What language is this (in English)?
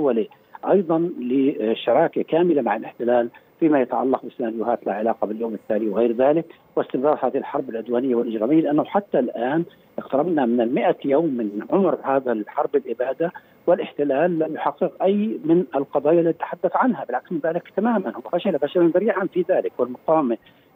Arabic